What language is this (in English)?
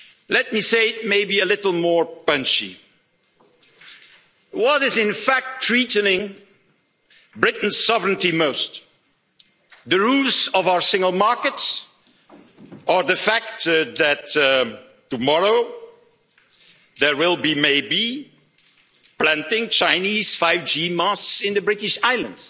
English